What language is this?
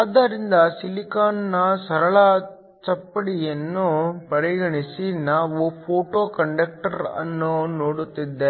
Kannada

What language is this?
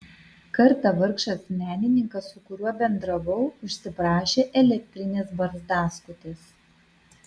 Lithuanian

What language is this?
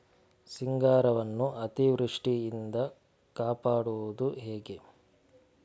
Kannada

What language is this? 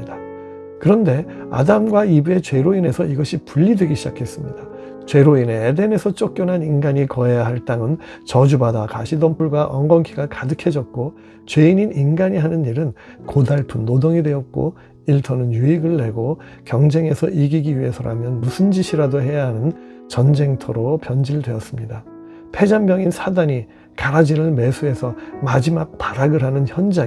Korean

